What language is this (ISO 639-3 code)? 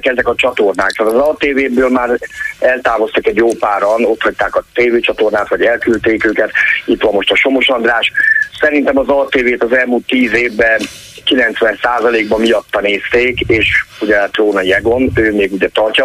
hun